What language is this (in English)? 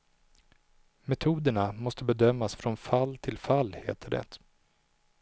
Swedish